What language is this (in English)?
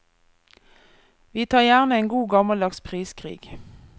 Norwegian